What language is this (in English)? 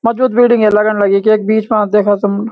Garhwali